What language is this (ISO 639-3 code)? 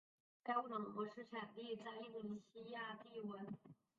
zho